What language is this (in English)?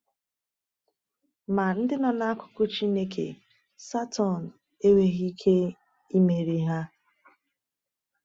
Igbo